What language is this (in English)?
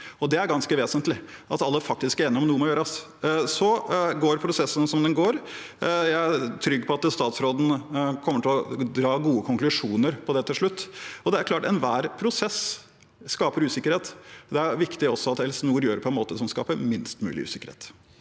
Norwegian